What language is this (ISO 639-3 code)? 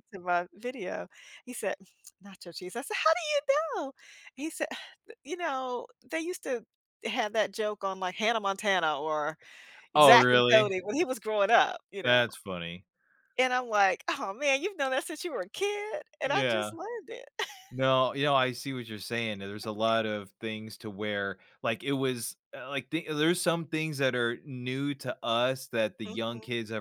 eng